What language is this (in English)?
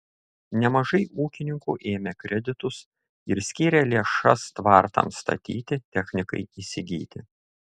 Lithuanian